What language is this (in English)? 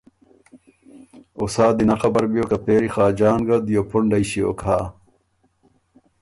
Ormuri